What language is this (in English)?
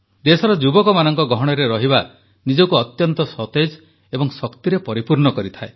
Odia